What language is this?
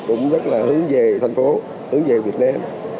Vietnamese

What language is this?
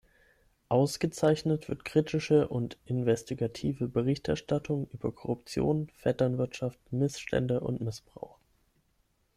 German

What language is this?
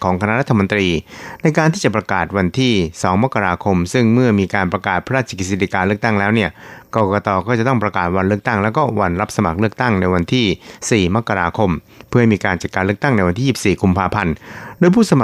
Thai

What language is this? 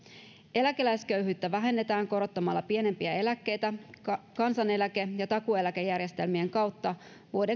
Finnish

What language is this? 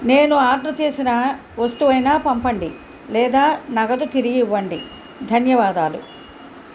Telugu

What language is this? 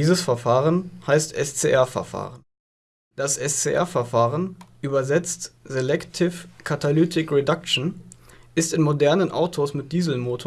German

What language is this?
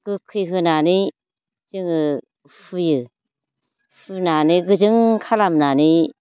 Bodo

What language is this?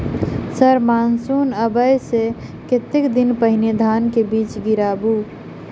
Maithili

